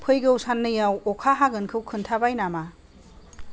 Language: Bodo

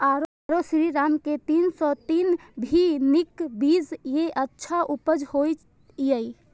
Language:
Maithili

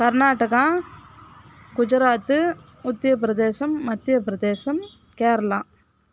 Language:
Tamil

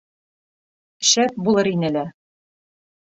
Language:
Bashkir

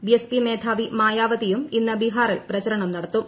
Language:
Malayalam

